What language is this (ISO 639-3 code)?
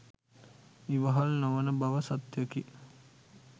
sin